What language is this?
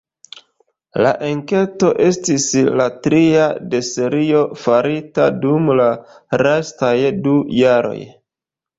Esperanto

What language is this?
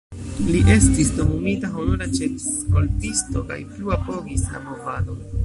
Esperanto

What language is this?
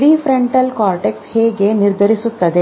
Kannada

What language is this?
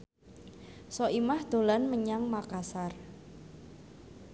Javanese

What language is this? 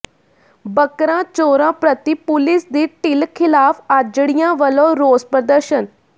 Punjabi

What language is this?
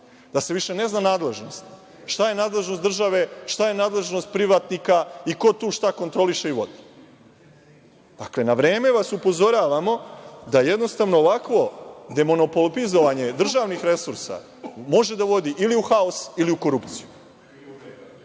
Serbian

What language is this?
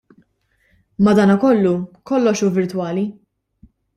Maltese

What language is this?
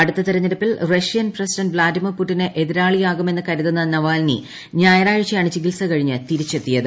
Malayalam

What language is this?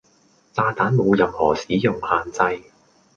Cantonese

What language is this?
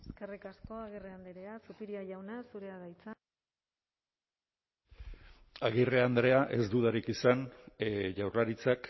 Basque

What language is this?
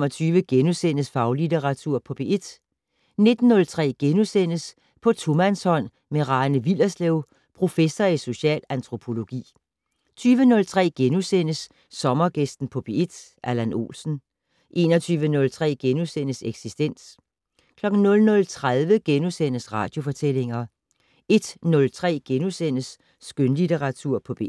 Danish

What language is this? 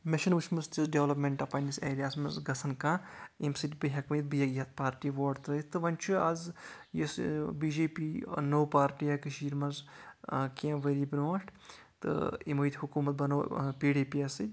Kashmiri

